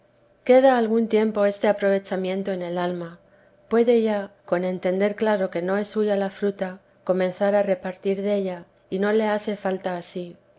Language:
Spanish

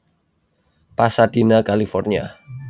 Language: Javanese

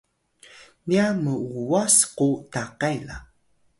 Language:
Atayal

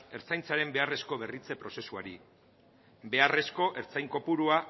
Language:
Basque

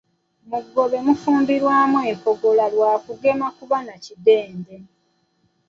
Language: Ganda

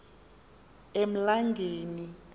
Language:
Xhosa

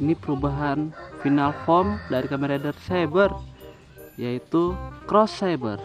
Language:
Indonesian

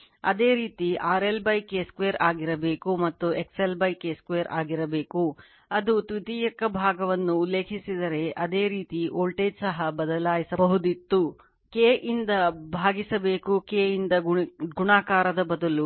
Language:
Kannada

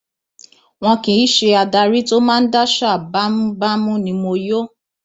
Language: Yoruba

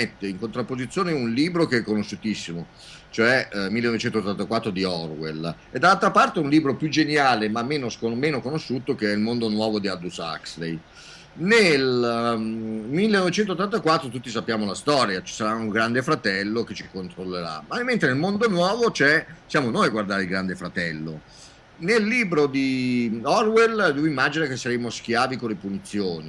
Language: Italian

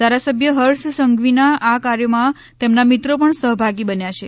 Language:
Gujarati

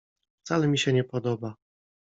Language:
Polish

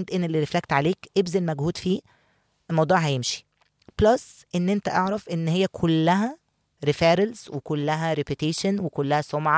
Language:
Arabic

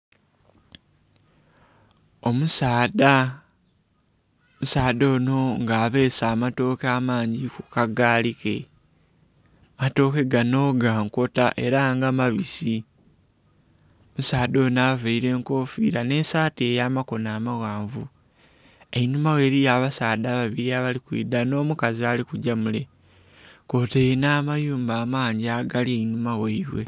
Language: Soga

